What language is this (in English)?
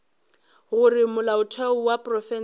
Northern Sotho